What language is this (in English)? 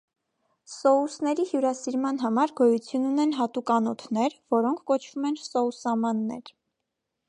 Armenian